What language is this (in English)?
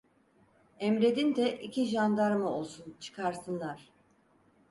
Turkish